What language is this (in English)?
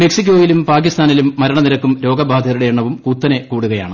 Malayalam